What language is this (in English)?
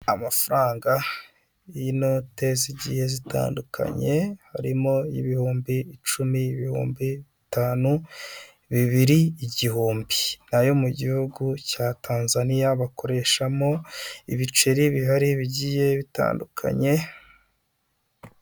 Kinyarwanda